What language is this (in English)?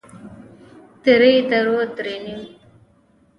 Pashto